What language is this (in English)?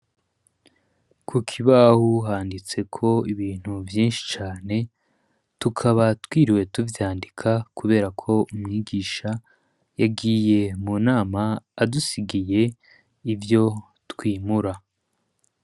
Rundi